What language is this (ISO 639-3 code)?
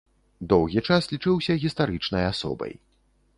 bel